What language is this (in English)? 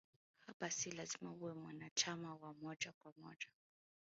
Swahili